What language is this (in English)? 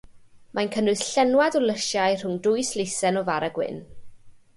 Welsh